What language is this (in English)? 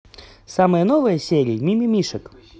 Russian